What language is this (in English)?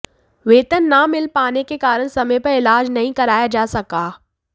Hindi